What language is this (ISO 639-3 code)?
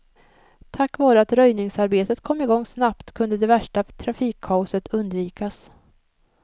swe